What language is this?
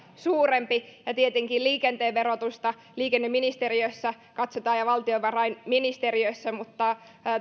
Finnish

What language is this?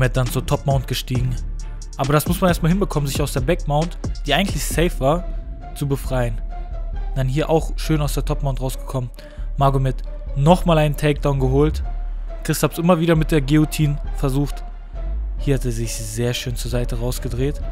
German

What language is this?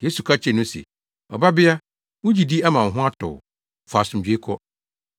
Akan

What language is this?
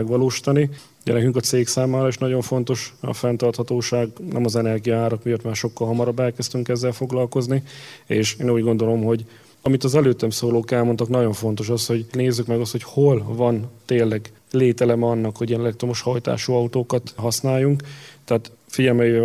Hungarian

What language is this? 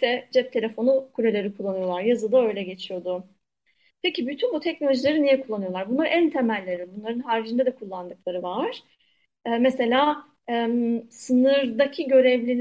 Turkish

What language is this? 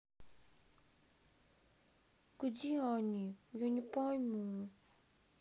Russian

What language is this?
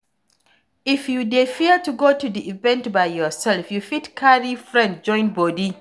Nigerian Pidgin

